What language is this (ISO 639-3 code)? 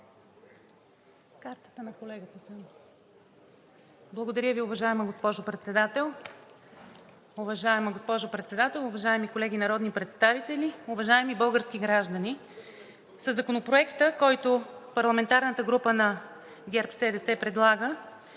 bul